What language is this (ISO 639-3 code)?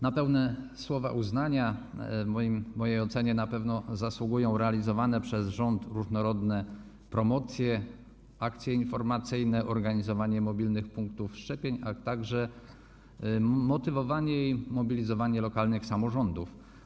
pol